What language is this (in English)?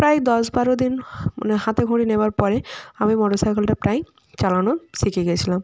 Bangla